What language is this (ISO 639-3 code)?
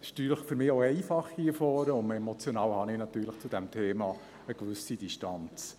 gsw